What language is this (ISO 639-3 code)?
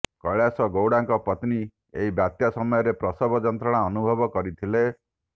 ori